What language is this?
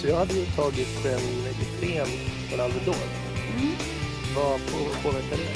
Swedish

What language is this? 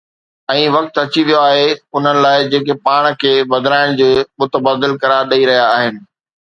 Sindhi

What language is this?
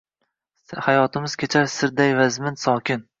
Uzbek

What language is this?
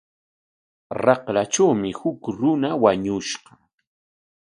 Corongo Ancash Quechua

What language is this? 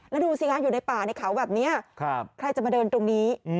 Thai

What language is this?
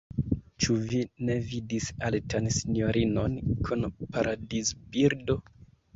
Esperanto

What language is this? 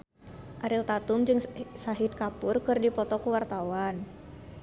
Sundanese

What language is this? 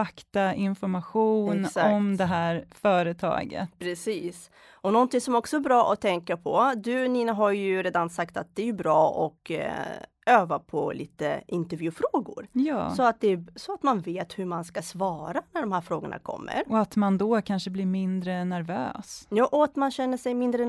Swedish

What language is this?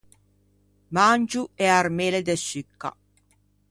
Ligurian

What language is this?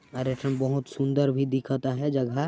Sadri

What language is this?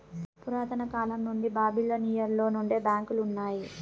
Telugu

